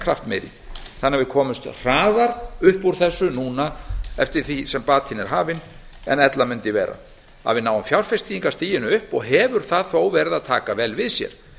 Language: Icelandic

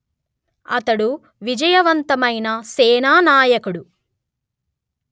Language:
Telugu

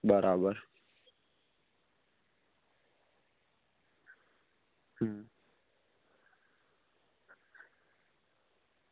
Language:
Gujarati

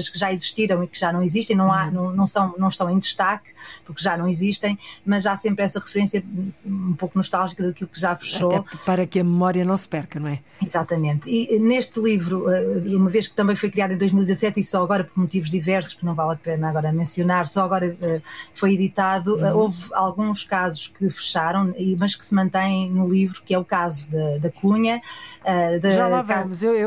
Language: Portuguese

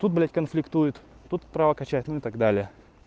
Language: Russian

